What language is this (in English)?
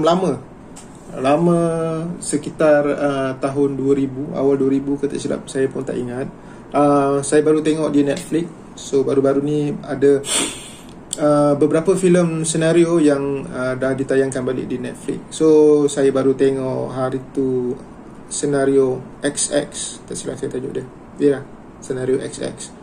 Malay